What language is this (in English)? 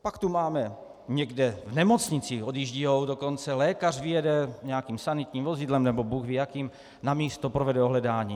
Czech